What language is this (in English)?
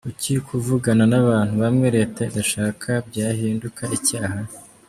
Kinyarwanda